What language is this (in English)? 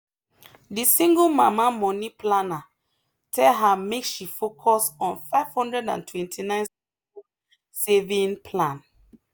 Nigerian Pidgin